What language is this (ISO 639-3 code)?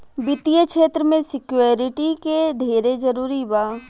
bho